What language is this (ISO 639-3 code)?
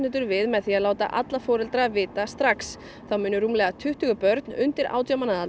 isl